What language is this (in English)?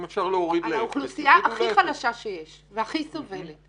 Hebrew